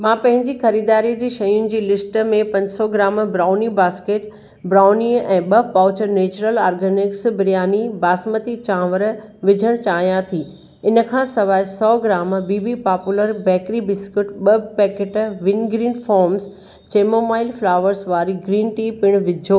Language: Sindhi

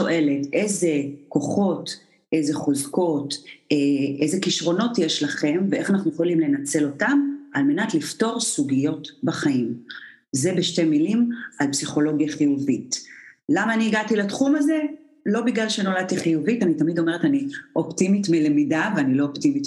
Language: Hebrew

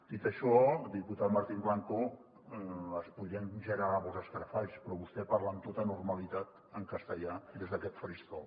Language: Catalan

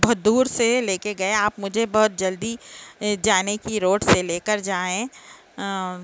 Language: Urdu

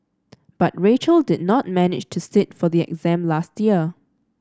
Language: English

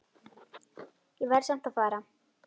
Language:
Icelandic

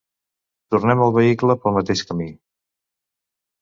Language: Catalan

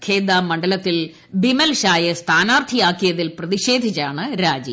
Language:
Malayalam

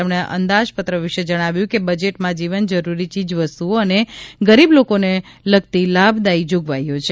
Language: Gujarati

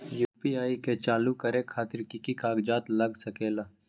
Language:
Magahi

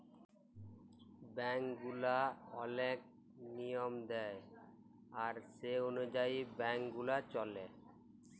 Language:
Bangla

